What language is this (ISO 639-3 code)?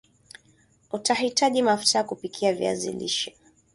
swa